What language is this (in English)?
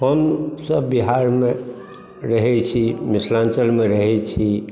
Maithili